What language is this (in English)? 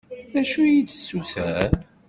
Kabyle